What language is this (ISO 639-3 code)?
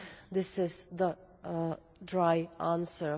eng